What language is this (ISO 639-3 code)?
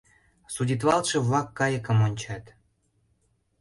chm